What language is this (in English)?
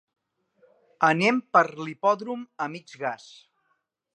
Catalan